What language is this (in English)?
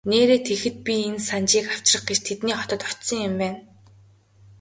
Mongolian